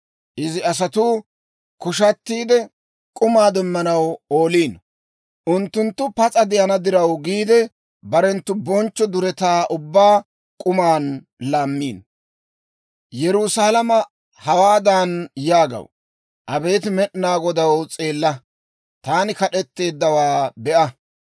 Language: Dawro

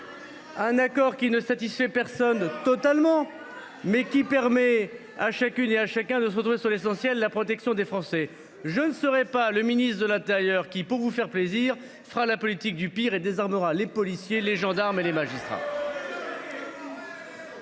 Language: French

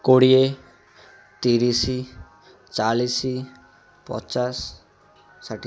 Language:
Odia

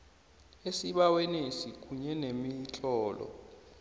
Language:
South Ndebele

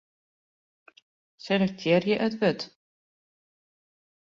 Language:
Western Frisian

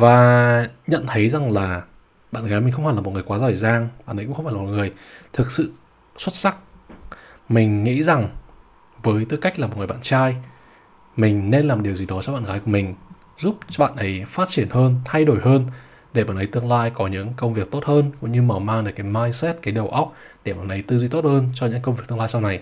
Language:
Vietnamese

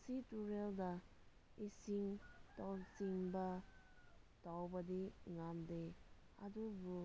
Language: Manipuri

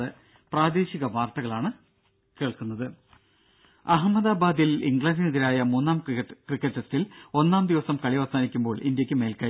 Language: Malayalam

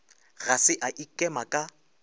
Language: Northern Sotho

